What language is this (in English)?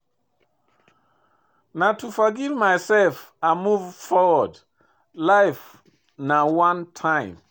Nigerian Pidgin